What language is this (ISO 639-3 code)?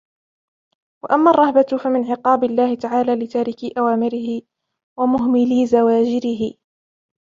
ara